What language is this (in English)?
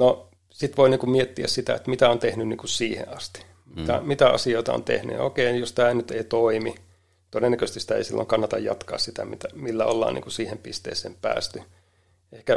Finnish